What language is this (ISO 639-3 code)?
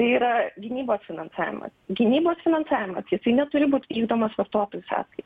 lit